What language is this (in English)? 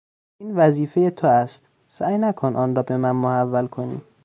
Persian